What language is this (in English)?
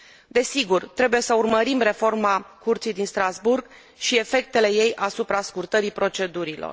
Romanian